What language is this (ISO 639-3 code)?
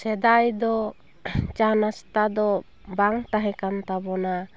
sat